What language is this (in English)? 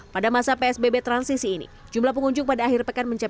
Indonesian